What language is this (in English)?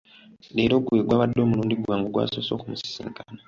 Ganda